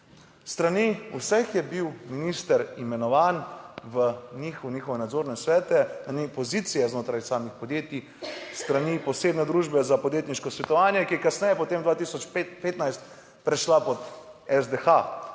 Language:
Slovenian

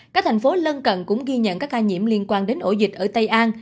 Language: Vietnamese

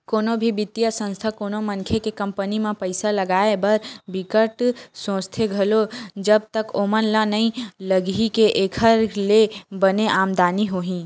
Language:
Chhattisgarhi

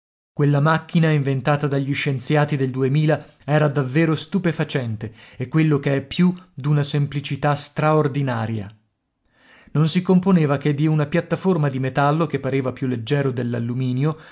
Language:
Italian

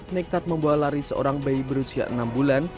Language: Indonesian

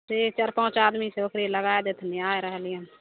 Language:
Maithili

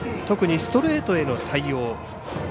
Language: Japanese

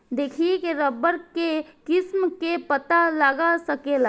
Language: Bhojpuri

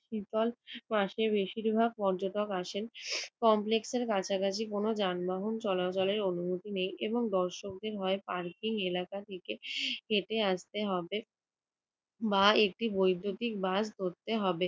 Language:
Bangla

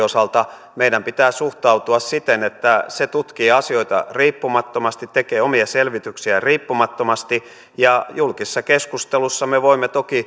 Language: Finnish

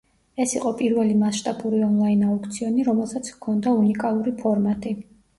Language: Georgian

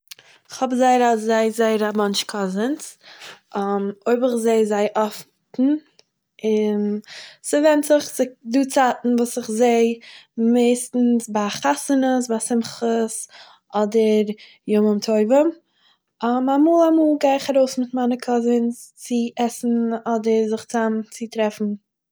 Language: Yiddish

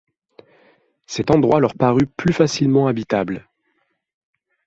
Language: French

